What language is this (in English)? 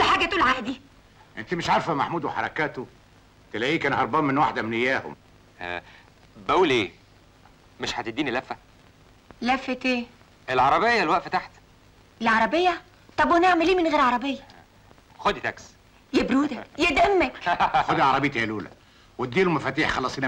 Arabic